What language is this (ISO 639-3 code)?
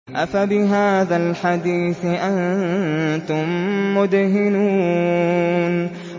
ara